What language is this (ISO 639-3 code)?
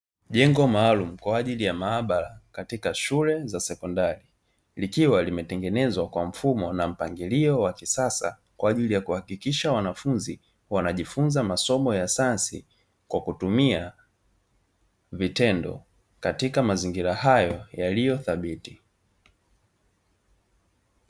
swa